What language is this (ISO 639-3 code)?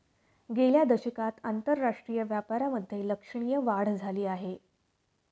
mar